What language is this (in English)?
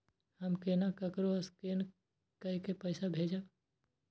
Maithili